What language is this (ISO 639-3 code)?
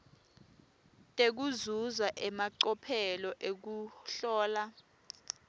ssw